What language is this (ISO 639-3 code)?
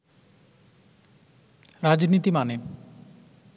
ben